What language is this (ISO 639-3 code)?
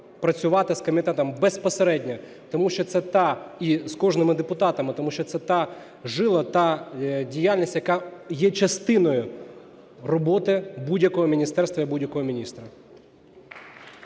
ukr